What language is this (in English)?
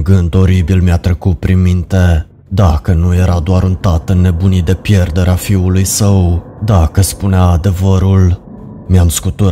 Romanian